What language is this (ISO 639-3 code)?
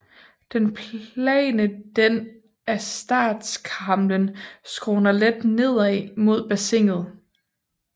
dan